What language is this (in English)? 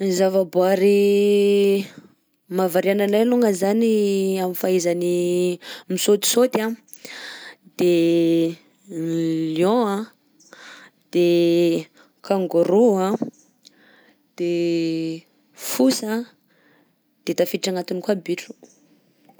Southern Betsimisaraka Malagasy